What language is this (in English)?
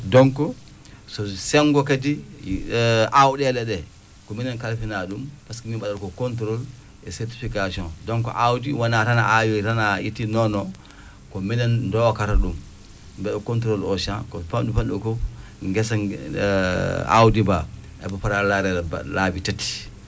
Fula